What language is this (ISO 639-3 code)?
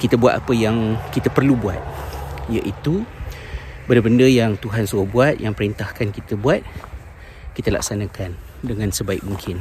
msa